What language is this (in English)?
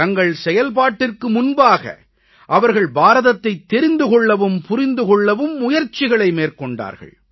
Tamil